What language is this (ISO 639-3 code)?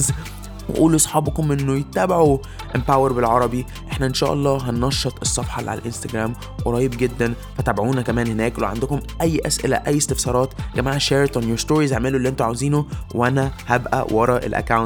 ara